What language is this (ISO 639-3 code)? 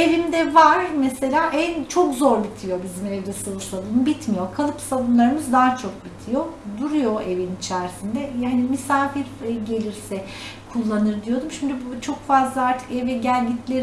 tur